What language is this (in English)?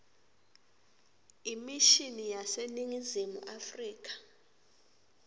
Swati